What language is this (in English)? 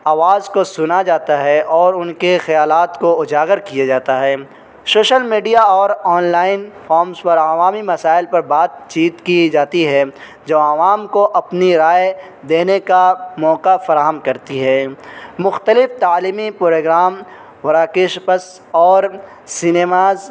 Urdu